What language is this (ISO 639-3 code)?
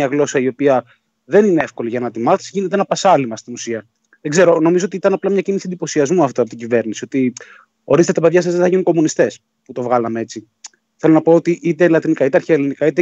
ell